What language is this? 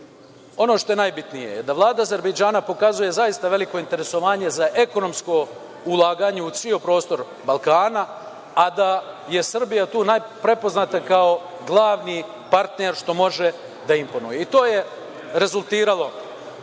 Serbian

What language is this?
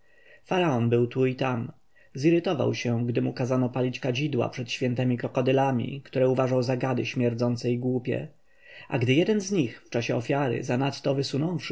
Polish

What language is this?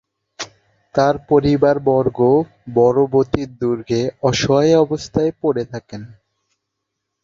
Bangla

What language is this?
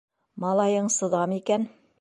Bashkir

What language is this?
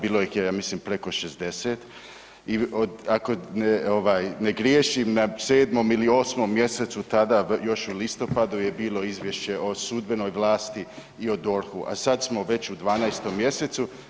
Croatian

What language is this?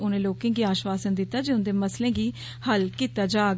Dogri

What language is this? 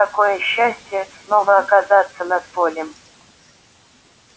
Russian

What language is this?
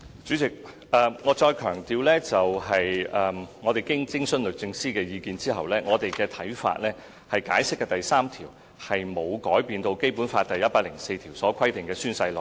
Cantonese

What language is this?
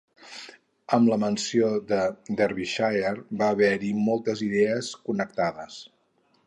Catalan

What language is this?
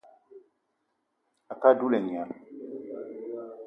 Eton (Cameroon)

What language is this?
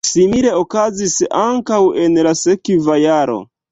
Esperanto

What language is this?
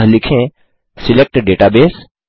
Hindi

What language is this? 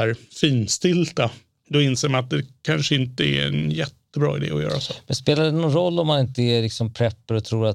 Swedish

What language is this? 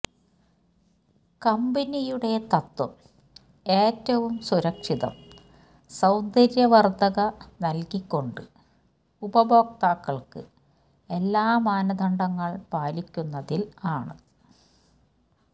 Malayalam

